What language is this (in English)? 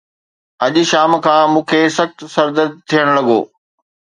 Sindhi